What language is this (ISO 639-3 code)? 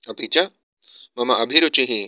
san